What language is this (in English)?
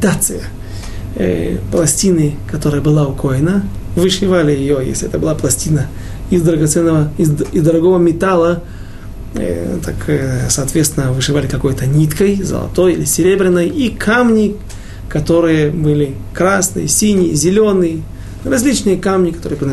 Russian